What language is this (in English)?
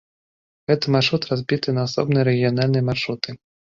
Belarusian